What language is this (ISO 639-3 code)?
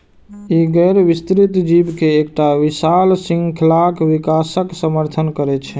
mai